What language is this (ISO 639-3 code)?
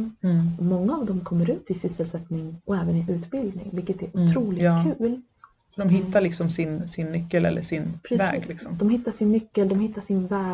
swe